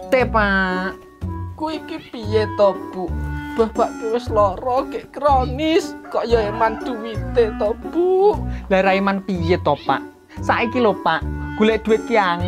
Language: Indonesian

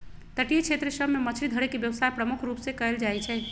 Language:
Magahi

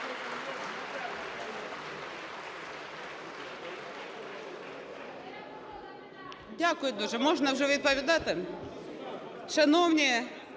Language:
Ukrainian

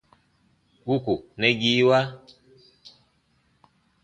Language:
Baatonum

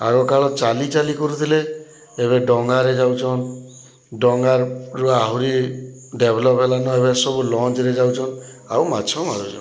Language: Odia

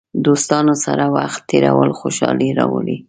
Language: Pashto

